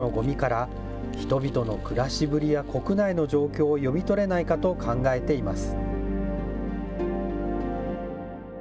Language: Japanese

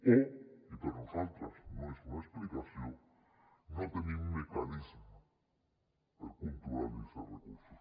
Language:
Catalan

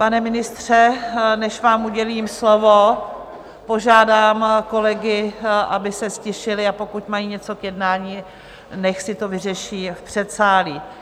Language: Czech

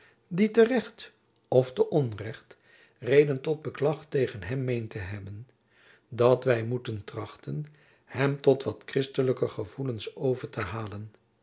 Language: Dutch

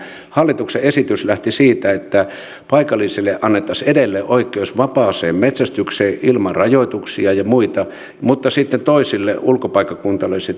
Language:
Finnish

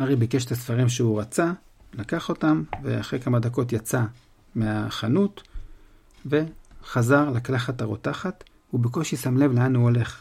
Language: Hebrew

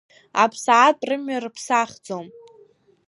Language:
Abkhazian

